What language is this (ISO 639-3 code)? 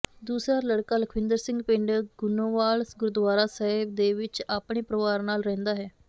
pan